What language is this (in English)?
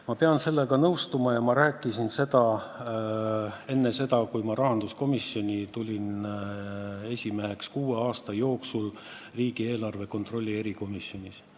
Estonian